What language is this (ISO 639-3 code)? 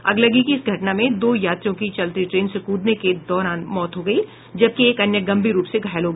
hin